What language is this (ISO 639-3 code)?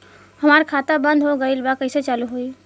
bho